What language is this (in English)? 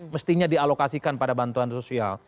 Indonesian